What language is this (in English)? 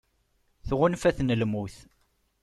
Kabyle